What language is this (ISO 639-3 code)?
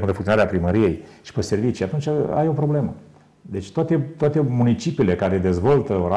ron